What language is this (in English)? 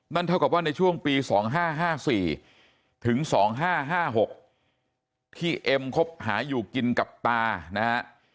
Thai